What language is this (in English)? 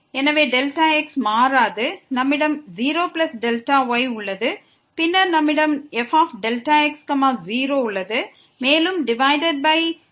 Tamil